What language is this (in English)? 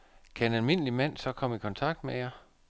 Danish